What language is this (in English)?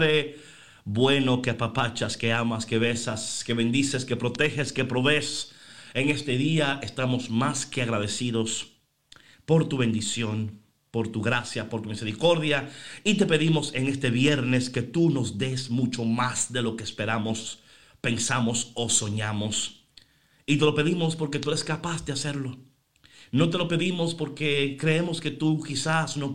Spanish